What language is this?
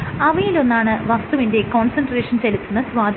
Malayalam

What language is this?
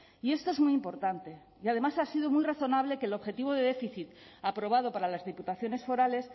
Spanish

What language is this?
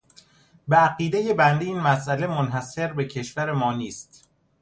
Persian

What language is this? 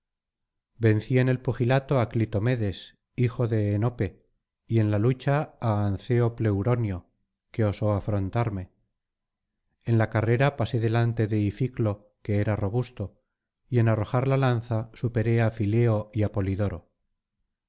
Spanish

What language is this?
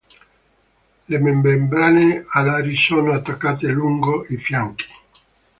Italian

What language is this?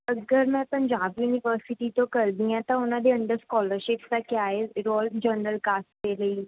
Punjabi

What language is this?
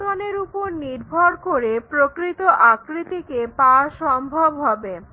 Bangla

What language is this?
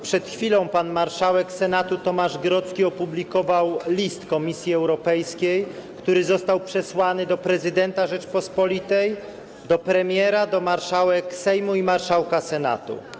Polish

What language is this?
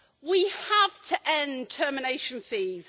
English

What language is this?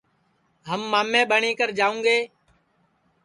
Sansi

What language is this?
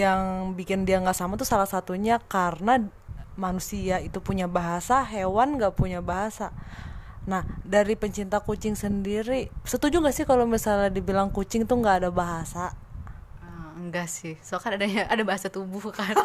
Indonesian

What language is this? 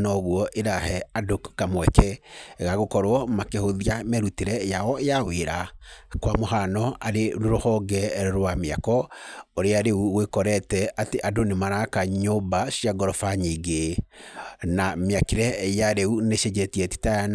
Kikuyu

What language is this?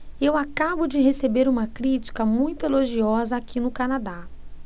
Portuguese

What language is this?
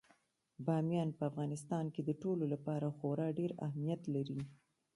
Pashto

